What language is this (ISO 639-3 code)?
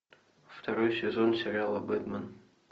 rus